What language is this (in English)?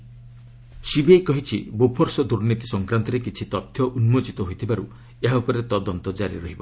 Odia